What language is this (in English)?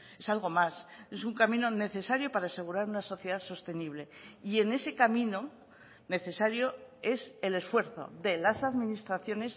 Spanish